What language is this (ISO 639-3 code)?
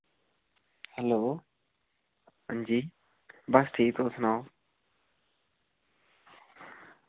doi